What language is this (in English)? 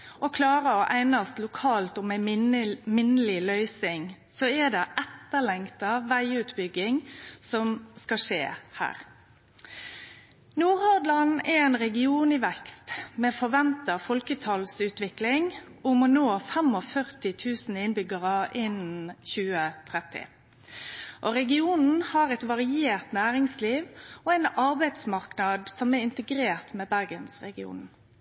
Norwegian Nynorsk